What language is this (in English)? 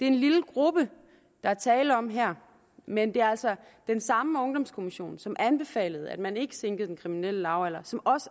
Danish